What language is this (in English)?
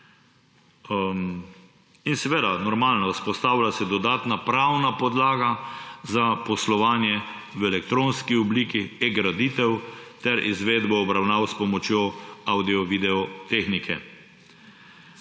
Slovenian